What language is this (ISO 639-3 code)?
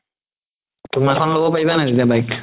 asm